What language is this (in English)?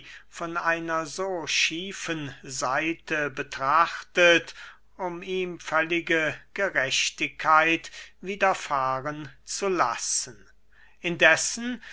German